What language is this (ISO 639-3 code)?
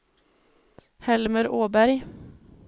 swe